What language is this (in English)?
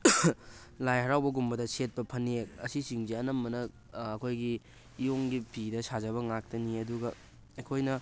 Manipuri